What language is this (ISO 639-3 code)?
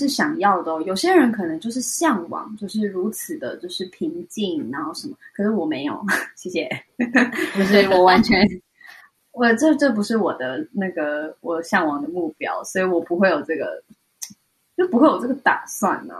zho